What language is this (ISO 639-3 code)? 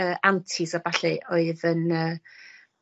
cym